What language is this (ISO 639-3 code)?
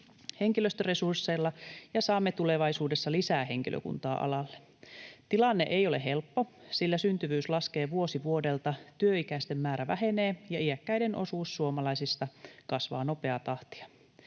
fin